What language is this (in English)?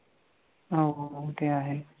Marathi